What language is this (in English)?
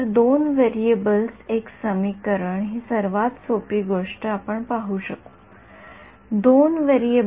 Marathi